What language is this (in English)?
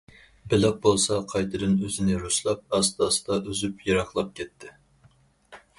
Uyghur